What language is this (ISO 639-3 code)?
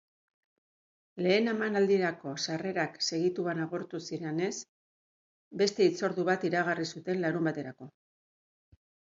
eus